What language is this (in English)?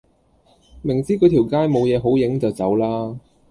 Cantonese